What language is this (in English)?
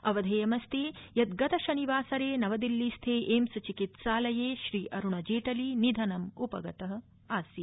Sanskrit